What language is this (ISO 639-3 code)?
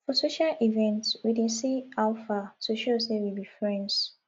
pcm